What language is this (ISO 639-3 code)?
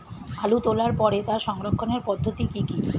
ben